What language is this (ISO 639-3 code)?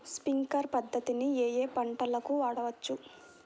tel